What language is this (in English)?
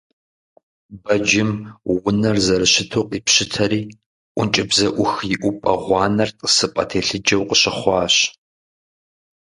Kabardian